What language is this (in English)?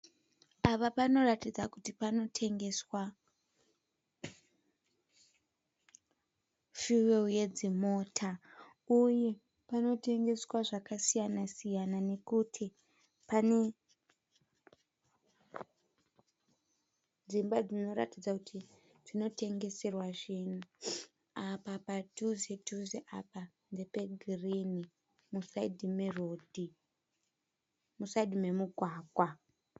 Shona